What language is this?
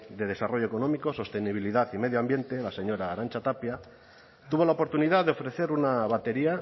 Spanish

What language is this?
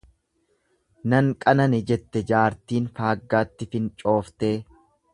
Oromo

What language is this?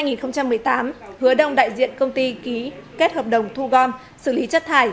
Vietnamese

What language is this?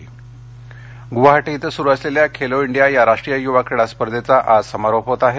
Marathi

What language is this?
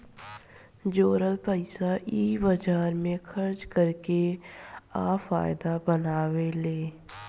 Bhojpuri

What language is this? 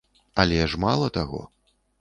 Belarusian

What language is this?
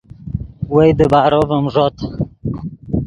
Yidgha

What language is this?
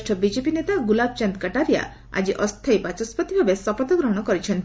Odia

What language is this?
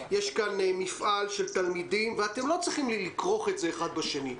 Hebrew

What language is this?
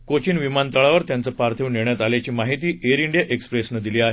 Marathi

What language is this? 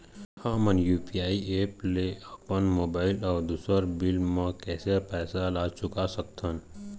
Chhattisgarhi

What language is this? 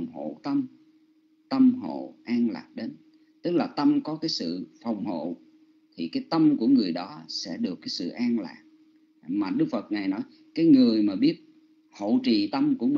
Vietnamese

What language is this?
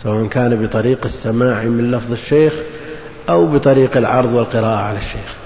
Arabic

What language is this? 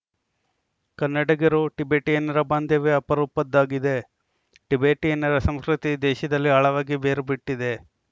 Kannada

